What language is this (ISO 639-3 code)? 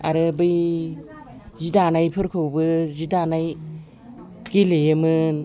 brx